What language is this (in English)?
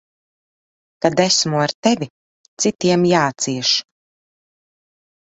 Latvian